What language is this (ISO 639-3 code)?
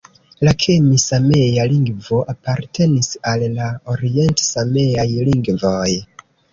epo